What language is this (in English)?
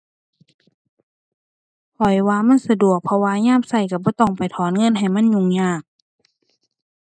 Thai